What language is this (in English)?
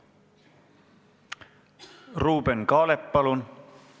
Estonian